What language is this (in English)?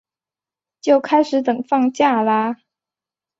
Chinese